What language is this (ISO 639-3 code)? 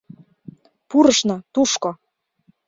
chm